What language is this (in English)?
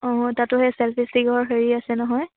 Assamese